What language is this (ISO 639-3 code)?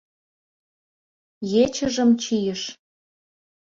chm